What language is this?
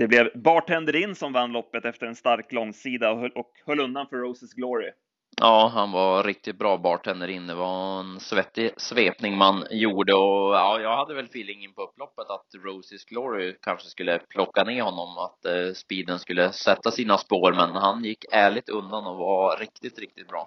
Swedish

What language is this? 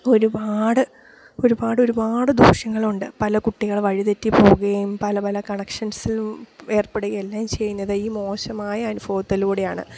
Malayalam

